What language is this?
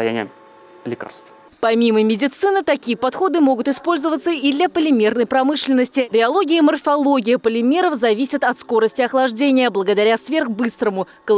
Russian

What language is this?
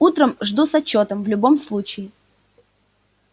Russian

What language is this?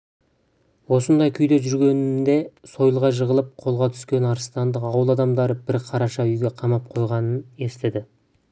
Kazakh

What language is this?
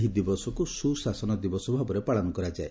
Odia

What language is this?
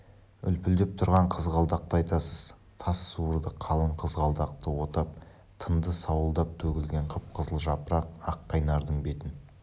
Kazakh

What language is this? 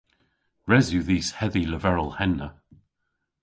Cornish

